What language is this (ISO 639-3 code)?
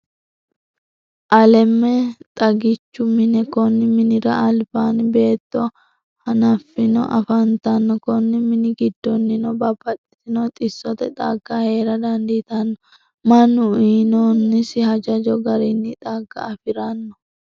sid